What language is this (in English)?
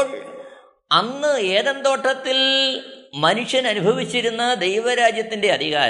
Malayalam